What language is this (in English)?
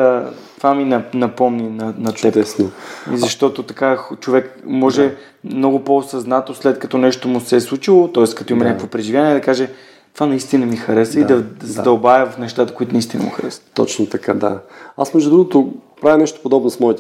Bulgarian